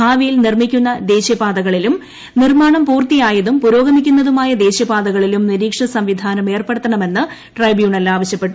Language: Malayalam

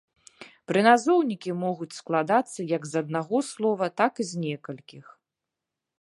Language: Belarusian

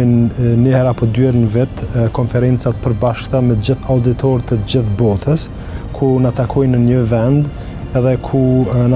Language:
Romanian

